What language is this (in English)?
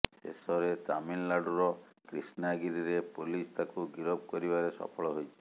Odia